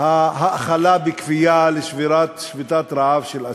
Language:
Hebrew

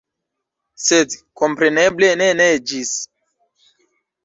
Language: Esperanto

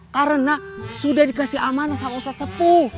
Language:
Indonesian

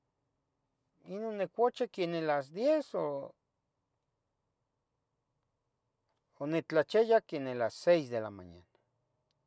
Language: Tetelcingo Nahuatl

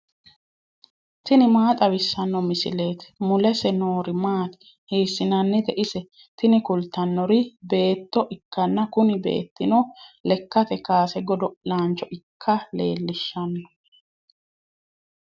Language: Sidamo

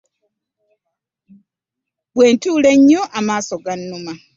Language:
Ganda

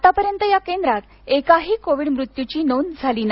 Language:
Marathi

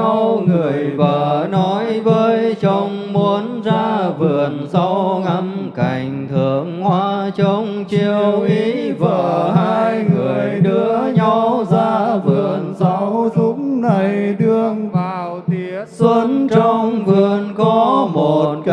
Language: Vietnamese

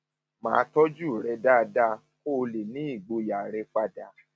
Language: Yoruba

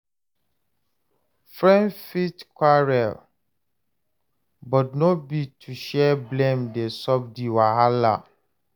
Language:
Nigerian Pidgin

